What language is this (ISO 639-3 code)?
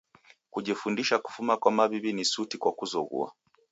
dav